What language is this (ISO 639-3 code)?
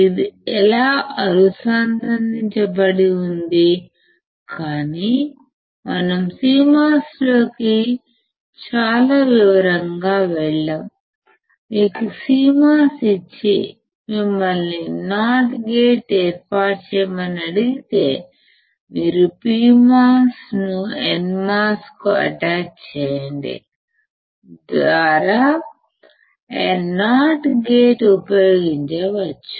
tel